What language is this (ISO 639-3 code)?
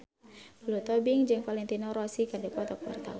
sun